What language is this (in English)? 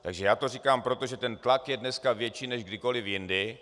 Czech